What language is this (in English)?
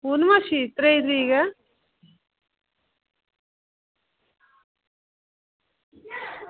Dogri